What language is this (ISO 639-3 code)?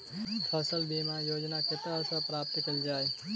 mai